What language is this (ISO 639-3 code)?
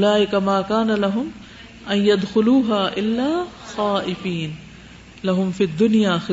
urd